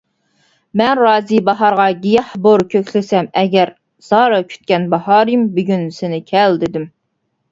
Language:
Uyghur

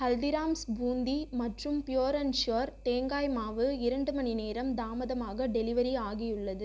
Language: Tamil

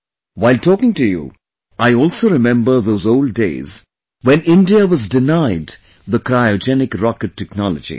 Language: English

